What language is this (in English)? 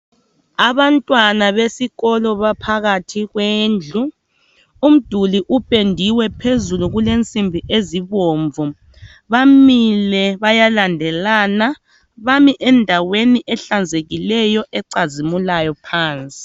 North Ndebele